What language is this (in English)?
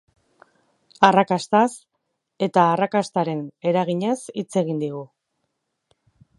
Basque